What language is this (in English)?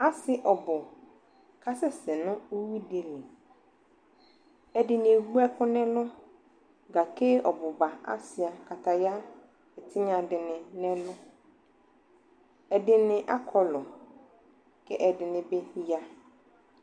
Ikposo